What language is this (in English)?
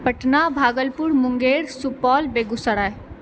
Maithili